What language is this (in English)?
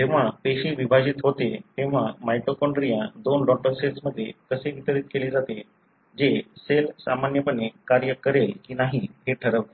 Marathi